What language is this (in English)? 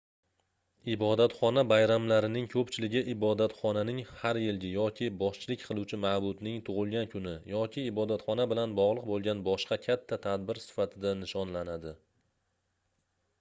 Uzbek